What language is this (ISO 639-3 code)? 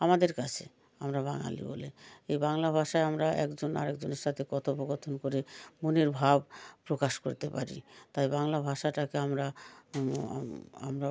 ben